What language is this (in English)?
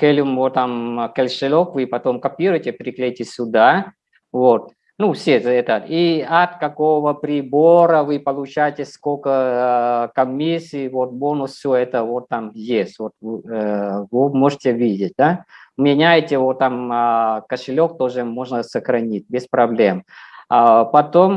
Russian